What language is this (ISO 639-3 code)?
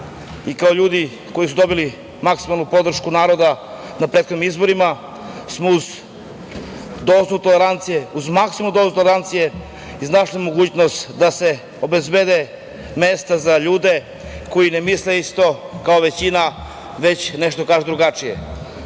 srp